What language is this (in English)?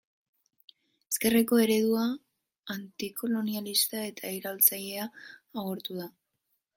Basque